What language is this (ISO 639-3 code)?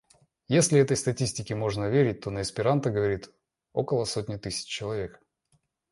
rus